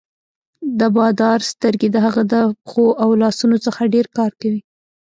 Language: Pashto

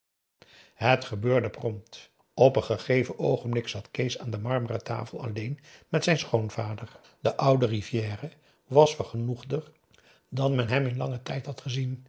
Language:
Dutch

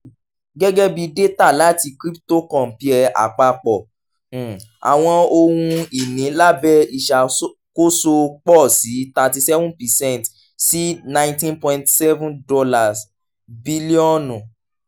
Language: Yoruba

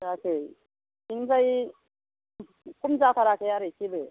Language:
Bodo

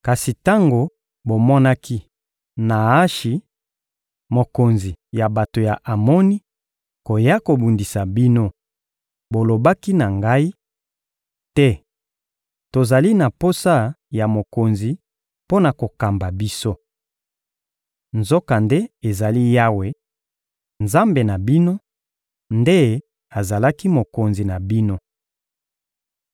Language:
Lingala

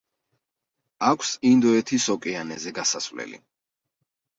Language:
Georgian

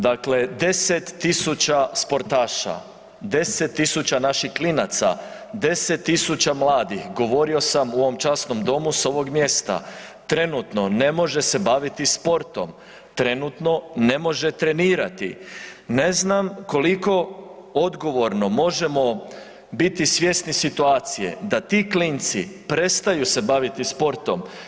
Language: Croatian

